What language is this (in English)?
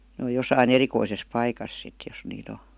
Finnish